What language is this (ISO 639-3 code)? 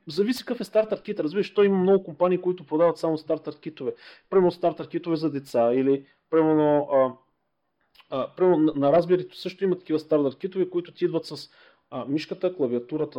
bul